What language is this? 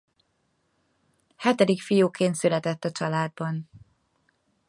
Hungarian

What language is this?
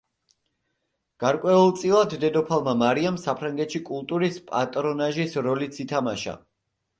Georgian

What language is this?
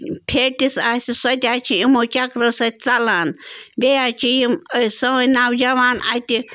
Kashmiri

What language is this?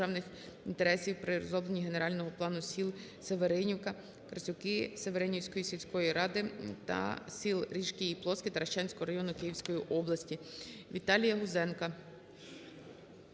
Ukrainian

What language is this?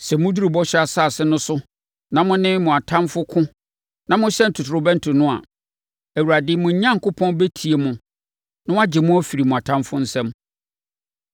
Akan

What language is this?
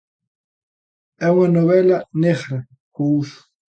Galician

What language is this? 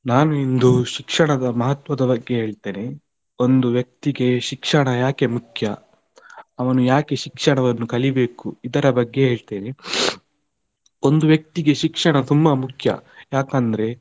Kannada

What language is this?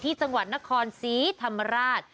Thai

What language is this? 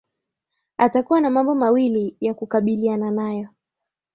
Swahili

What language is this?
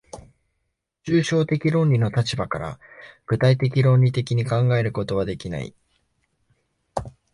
Japanese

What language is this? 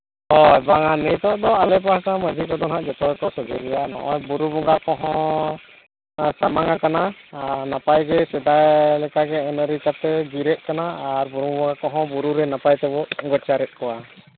Santali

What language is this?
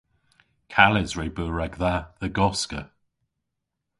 Cornish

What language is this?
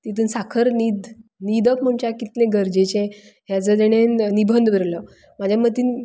Konkani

